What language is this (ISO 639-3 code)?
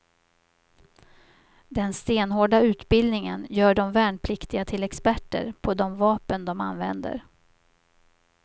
swe